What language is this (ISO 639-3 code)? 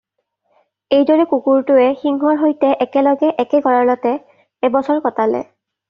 asm